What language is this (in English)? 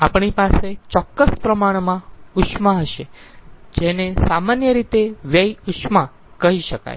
Gujarati